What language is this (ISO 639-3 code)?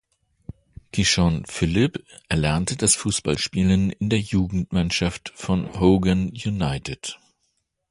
deu